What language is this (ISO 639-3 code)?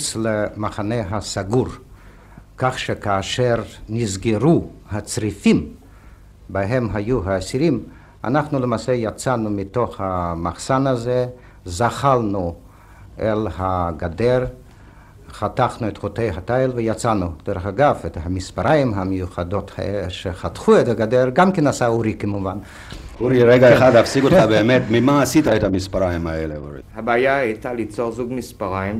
heb